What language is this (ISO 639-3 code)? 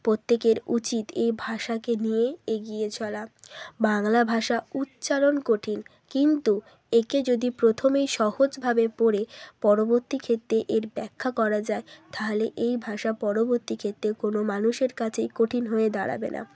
ben